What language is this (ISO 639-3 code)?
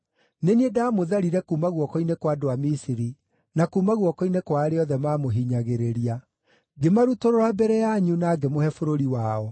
kik